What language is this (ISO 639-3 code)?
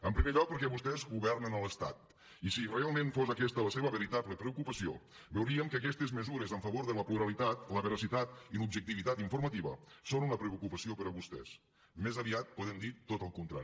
cat